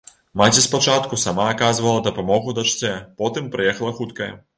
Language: Belarusian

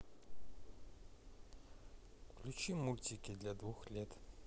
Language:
Russian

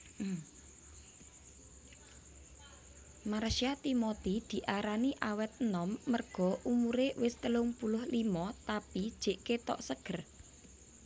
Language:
Javanese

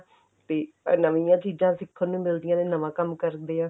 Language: Punjabi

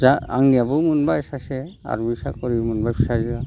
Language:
Bodo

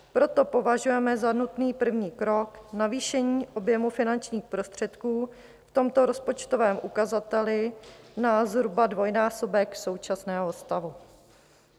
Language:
Czech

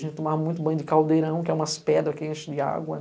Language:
Portuguese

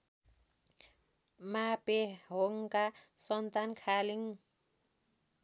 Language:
Nepali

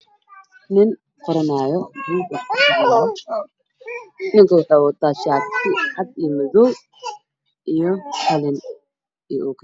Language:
Somali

